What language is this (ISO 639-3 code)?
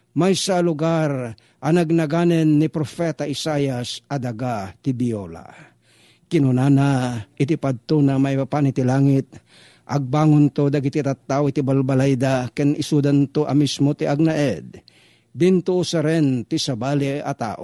fil